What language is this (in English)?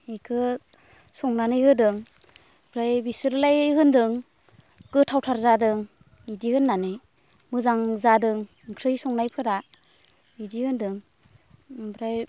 Bodo